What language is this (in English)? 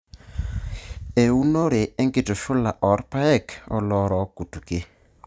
Masai